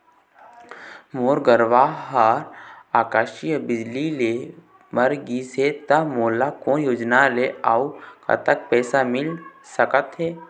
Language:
Chhattisgarhi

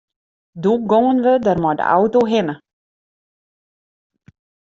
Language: Western Frisian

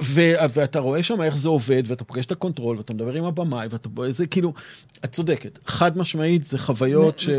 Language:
Hebrew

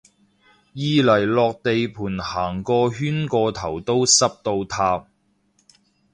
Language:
Cantonese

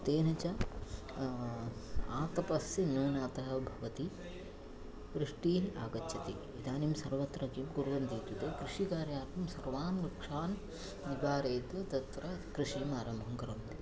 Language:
Sanskrit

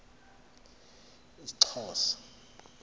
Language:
Xhosa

